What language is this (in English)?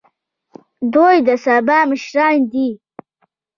Pashto